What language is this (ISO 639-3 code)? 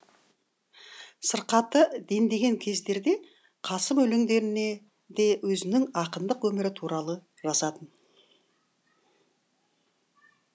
kaz